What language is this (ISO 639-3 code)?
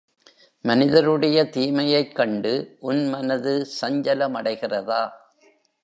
tam